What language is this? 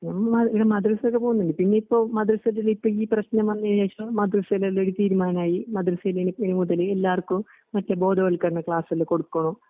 Malayalam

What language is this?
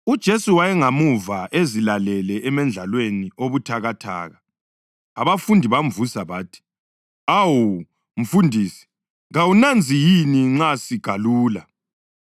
North Ndebele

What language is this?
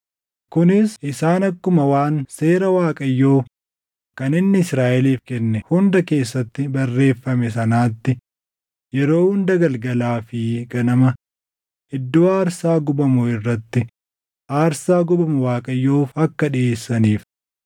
Oromo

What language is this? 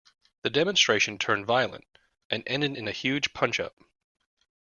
English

